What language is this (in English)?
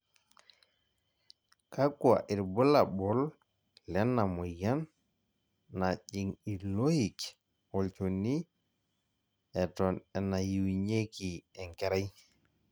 Masai